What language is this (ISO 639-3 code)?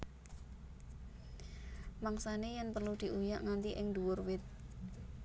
jav